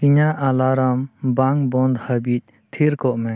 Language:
Santali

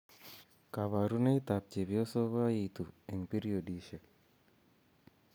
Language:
Kalenjin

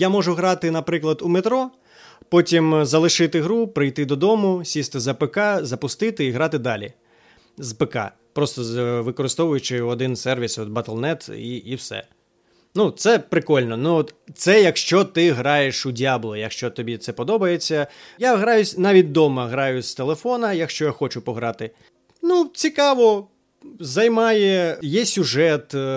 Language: Ukrainian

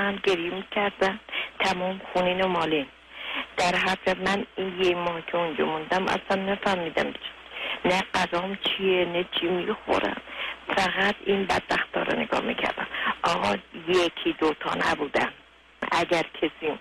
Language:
Persian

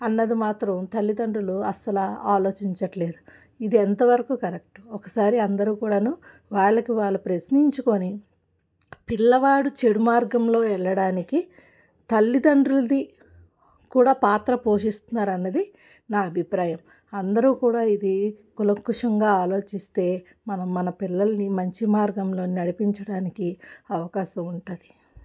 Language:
Telugu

